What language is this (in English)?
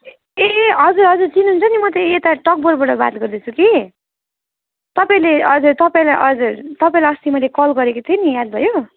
Nepali